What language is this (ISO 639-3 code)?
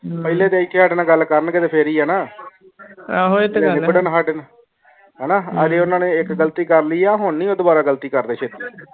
pan